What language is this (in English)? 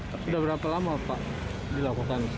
Indonesian